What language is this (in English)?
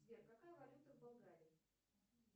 Russian